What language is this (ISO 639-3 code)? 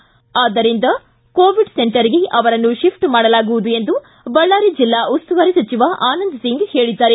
kan